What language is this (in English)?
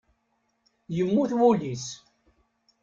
Kabyle